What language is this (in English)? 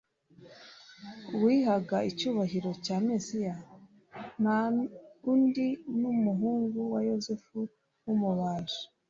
Kinyarwanda